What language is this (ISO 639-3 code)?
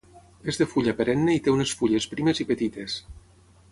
cat